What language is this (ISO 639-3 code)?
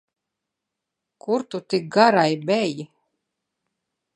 lav